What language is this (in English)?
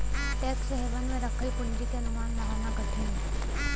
Bhojpuri